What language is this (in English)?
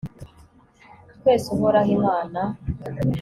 Kinyarwanda